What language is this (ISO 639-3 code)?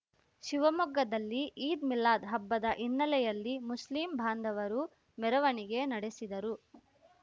kan